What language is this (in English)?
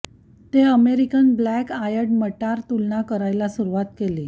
Marathi